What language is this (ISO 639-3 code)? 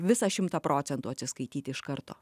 lit